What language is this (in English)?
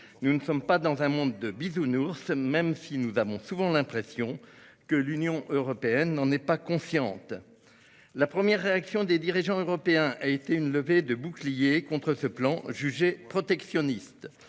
French